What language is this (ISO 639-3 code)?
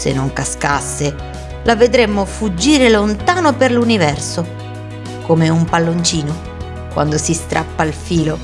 ita